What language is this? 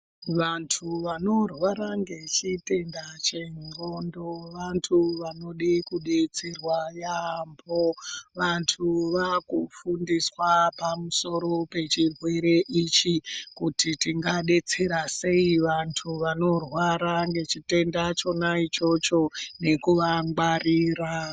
Ndau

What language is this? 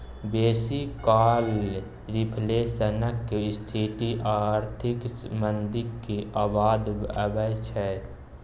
Maithili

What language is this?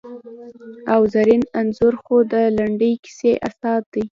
Pashto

